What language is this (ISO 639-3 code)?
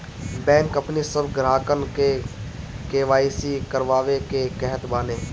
bho